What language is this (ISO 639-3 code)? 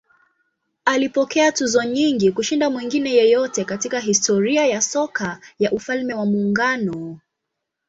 swa